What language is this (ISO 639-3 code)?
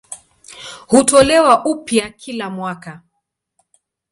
swa